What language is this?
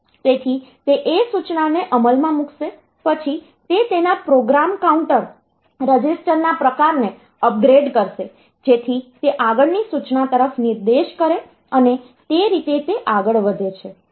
Gujarati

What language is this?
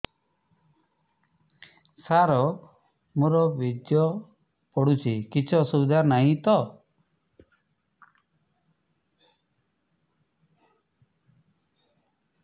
Odia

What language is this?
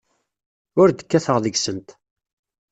Kabyle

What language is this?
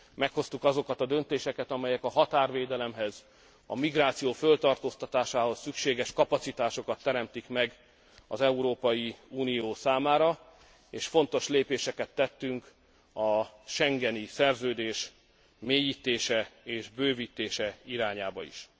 Hungarian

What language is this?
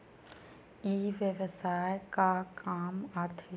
Chhattisgarhi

